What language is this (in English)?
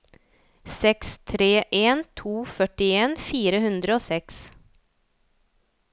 Norwegian